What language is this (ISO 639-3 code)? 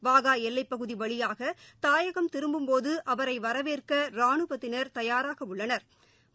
tam